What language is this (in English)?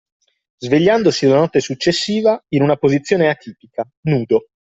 Italian